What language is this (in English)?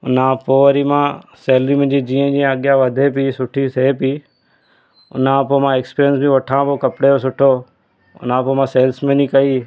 Sindhi